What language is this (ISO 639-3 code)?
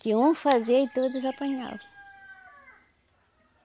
por